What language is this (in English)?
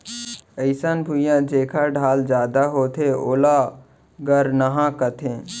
Chhattisgarhi